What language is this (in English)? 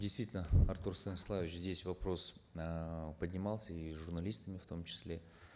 Kazakh